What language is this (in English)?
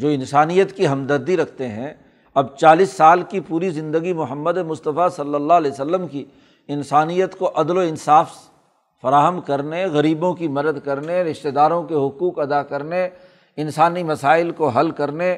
Urdu